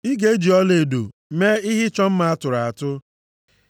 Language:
Igbo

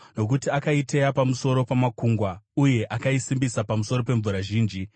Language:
Shona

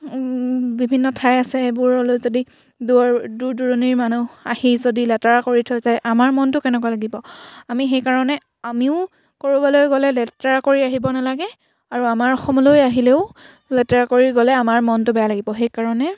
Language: Assamese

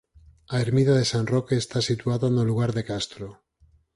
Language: Galician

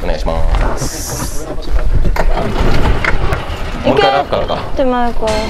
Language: Japanese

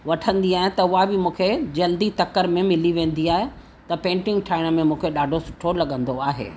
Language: Sindhi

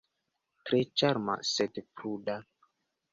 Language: Esperanto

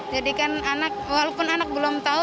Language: Indonesian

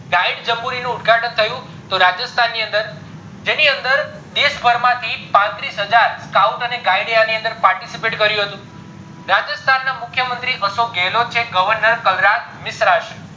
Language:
Gujarati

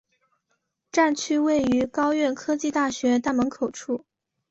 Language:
Chinese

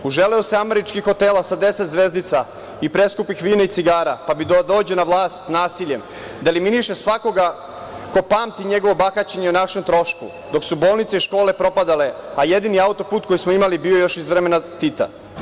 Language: Serbian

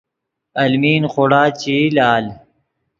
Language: Yidgha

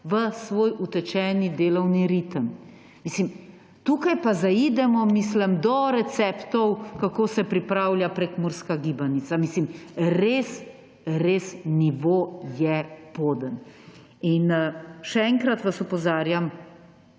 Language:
Slovenian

